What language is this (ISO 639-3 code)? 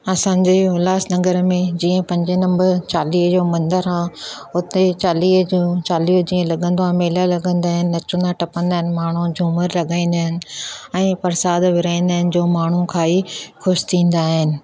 snd